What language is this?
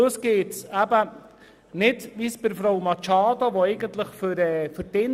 Swiss German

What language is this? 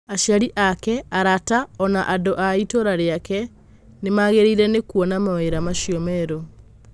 Kikuyu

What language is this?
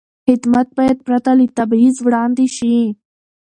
Pashto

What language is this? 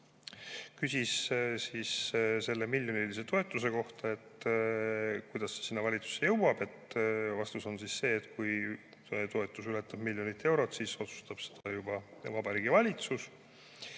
Estonian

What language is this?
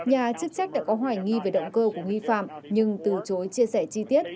Vietnamese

